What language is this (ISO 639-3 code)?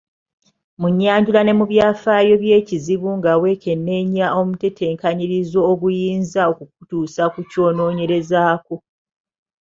lug